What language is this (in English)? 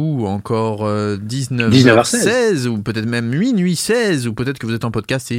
French